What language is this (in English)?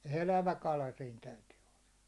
Finnish